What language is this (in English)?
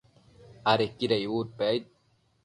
Matsés